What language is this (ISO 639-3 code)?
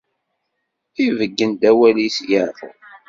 kab